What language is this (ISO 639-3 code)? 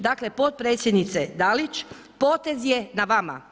hrv